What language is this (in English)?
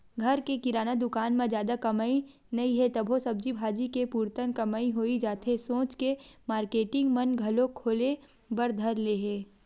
Chhattisgarhi